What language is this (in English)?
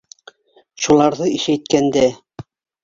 Bashkir